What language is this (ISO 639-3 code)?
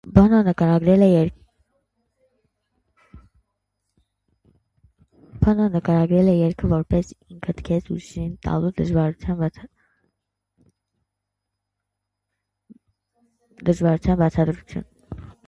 hye